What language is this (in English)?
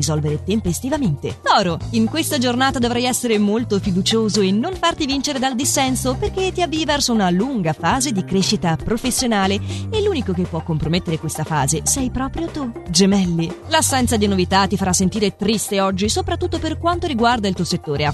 Italian